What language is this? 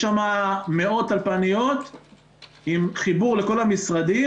Hebrew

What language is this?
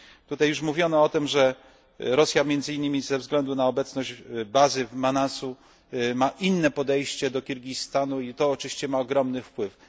Polish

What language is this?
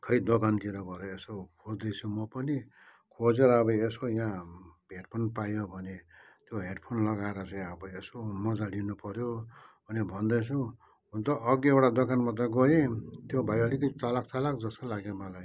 Nepali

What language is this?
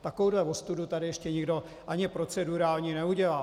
Czech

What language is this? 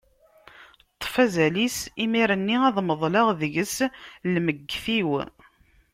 Kabyle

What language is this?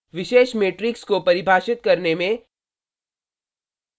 Hindi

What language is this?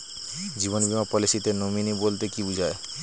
Bangla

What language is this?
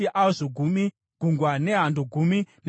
Shona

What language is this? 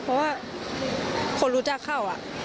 Thai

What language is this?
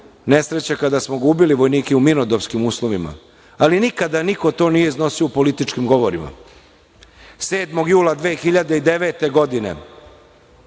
Serbian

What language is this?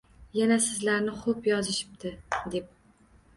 Uzbek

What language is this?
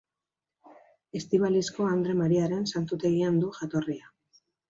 Basque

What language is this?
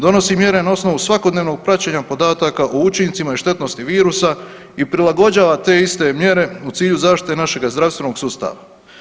Croatian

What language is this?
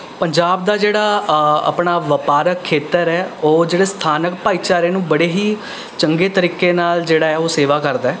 Punjabi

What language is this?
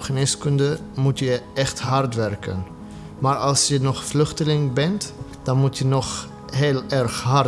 Dutch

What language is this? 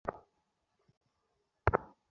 Bangla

